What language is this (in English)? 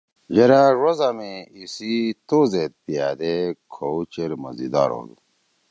Torwali